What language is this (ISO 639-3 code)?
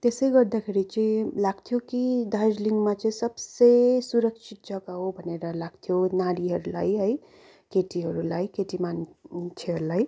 nep